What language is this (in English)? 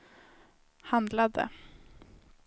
Swedish